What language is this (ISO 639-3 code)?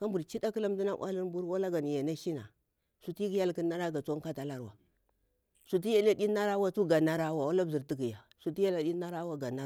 bwr